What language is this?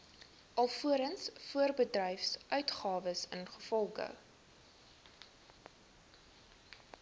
Afrikaans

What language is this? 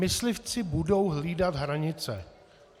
Czech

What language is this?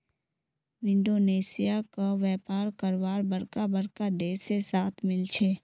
Magahi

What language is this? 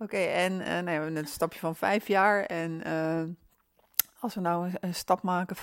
Dutch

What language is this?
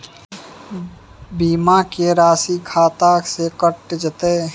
Maithili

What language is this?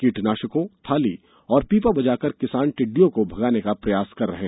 Hindi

